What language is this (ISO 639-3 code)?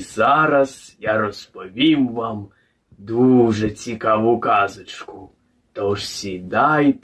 ukr